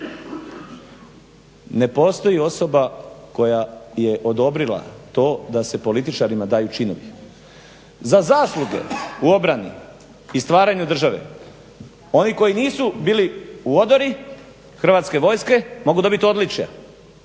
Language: Croatian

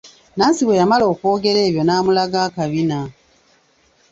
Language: Ganda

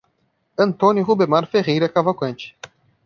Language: Portuguese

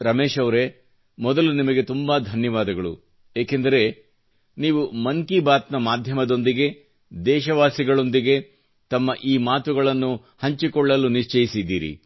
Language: Kannada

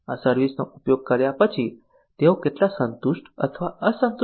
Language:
Gujarati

